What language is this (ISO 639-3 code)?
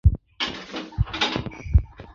zho